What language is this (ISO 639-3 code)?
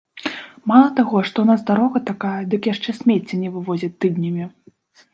bel